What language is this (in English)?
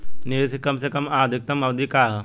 Bhojpuri